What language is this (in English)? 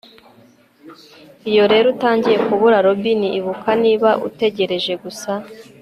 Kinyarwanda